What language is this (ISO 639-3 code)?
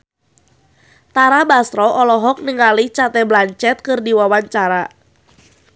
sun